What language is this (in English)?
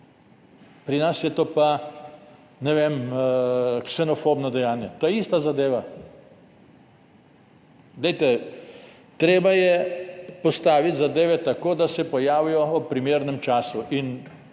Slovenian